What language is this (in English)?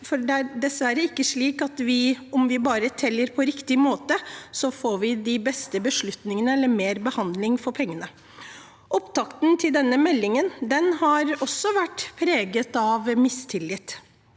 Norwegian